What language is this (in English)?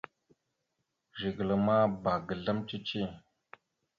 Mada (Cameroon)